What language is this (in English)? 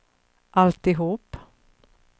Swedish